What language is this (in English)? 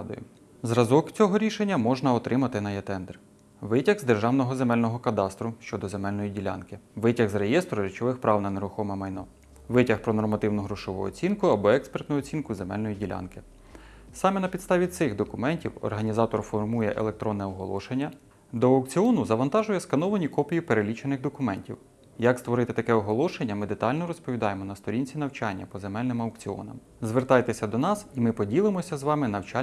Ukrainian